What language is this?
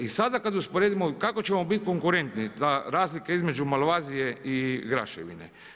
Croatian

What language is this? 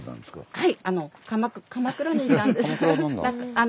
Japanese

